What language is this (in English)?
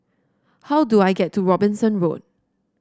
English